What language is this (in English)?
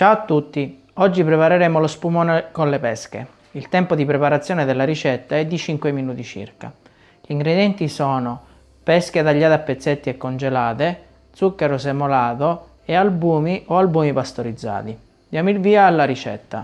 Italian